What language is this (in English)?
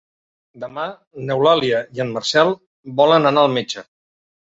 Catalan